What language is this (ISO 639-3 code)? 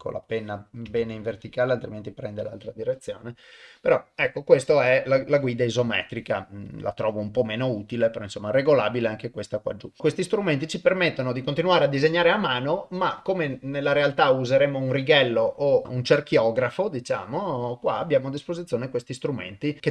ita